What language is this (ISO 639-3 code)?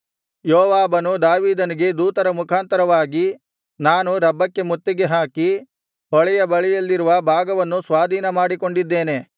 kan